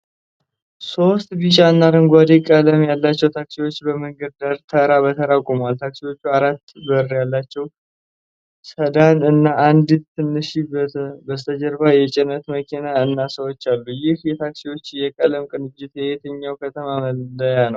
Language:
Amharic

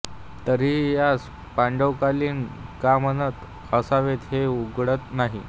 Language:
Marathi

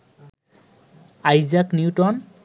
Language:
Bangla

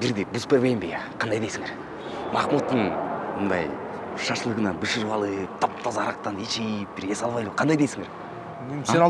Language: Turkish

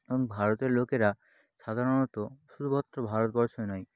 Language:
Bangla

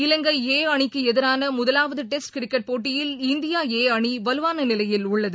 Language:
Tamil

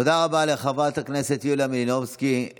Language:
Hebrew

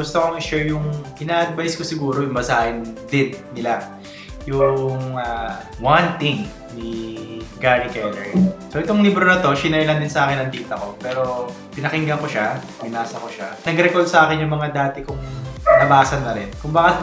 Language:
Filipino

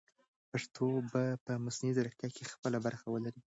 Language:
Pashto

